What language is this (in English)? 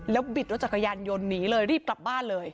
Thai